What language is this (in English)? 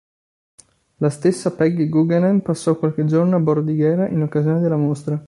Italian